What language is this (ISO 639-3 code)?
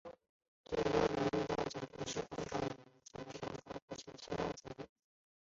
zho